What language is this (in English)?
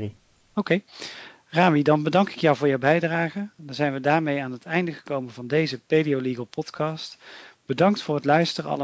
Dutch